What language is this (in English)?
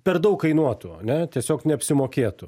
Lithuanian